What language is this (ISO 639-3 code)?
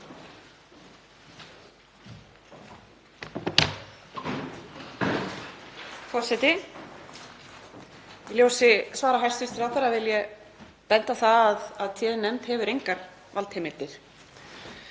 isl